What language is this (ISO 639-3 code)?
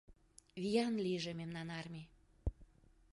chm